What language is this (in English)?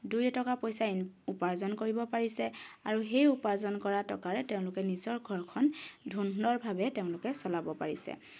Assamese